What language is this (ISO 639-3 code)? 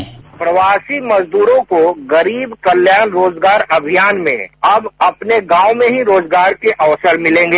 hin